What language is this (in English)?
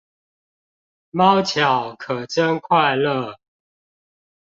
Chinese